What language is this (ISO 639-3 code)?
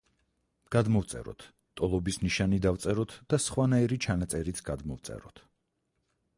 kat